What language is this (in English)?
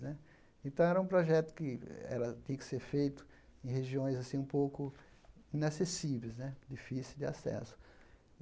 Portuguese